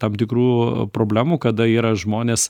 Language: Lithuanian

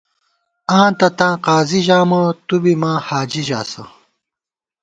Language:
Gawar-Bati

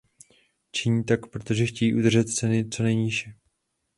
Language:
Czech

